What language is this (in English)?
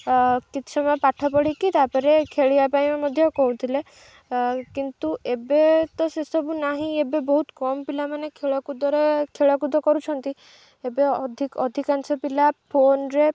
Odia